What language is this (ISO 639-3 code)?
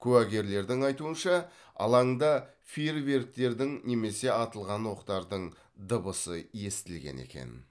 kaz